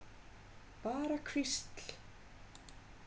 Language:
Icelandic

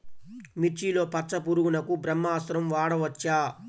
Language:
Telugu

